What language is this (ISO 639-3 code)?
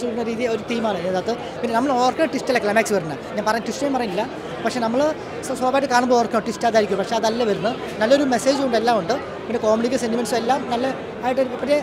tur